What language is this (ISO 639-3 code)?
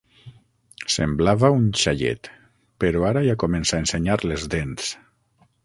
cat